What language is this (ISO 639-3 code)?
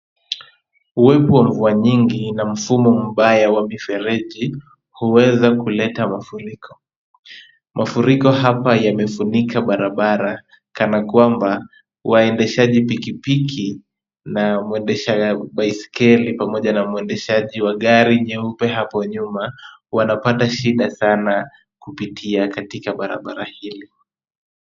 swa